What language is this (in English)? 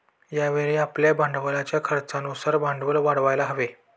Marathi